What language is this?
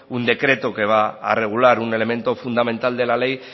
Spanish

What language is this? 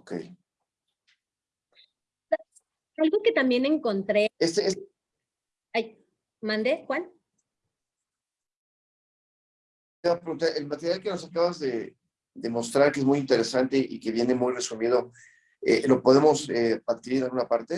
Spanish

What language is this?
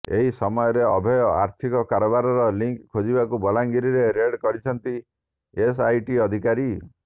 Odia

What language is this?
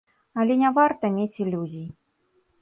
Belarusian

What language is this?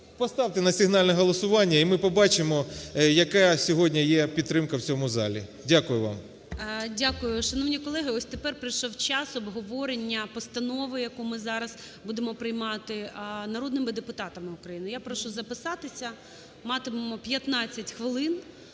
Ukrainian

